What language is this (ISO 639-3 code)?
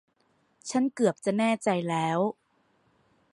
tha